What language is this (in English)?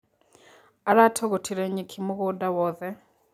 Kikuyu